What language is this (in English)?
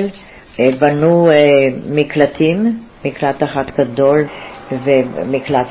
Hebrew